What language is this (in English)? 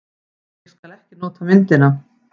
Icelandic